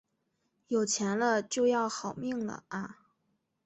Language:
Chinese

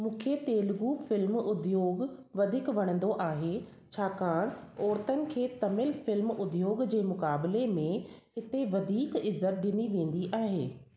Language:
Sindhi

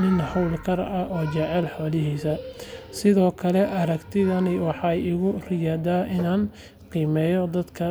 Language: Somali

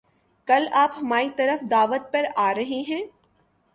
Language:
Urdu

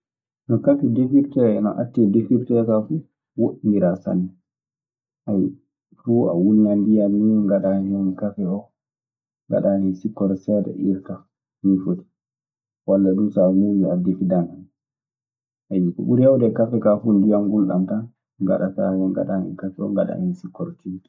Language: Maasina Fulfulde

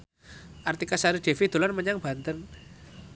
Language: Javanese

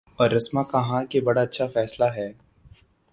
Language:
Urdu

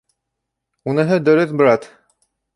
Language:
Bashkir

